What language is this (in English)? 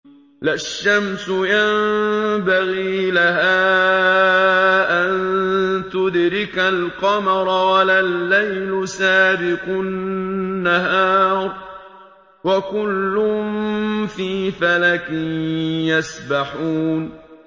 Arabic